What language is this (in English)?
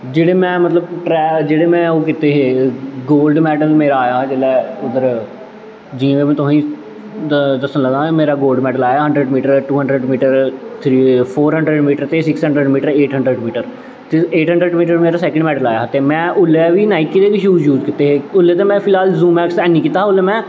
Dogri